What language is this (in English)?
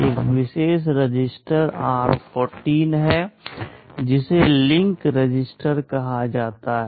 Hindi